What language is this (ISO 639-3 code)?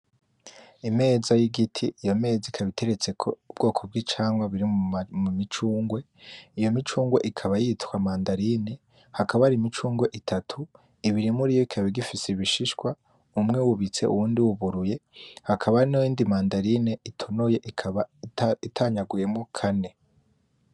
run